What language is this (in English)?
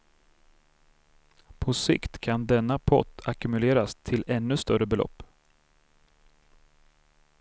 Swedish